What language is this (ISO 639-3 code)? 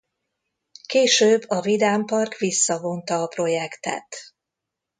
hun